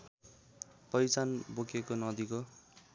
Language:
Nepali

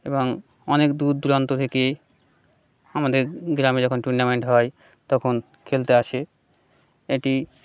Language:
Bangla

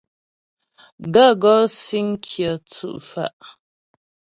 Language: Ghomala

